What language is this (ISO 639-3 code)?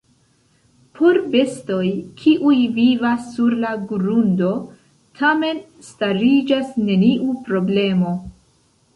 epo